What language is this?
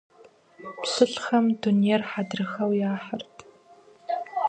Kabardian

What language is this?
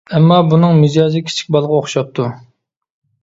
Uyghur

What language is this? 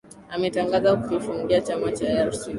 Swahili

